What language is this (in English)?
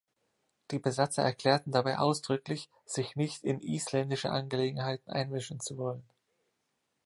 German